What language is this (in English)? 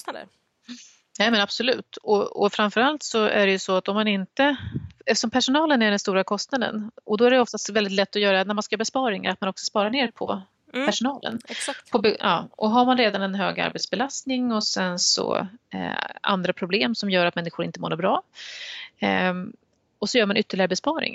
Swedish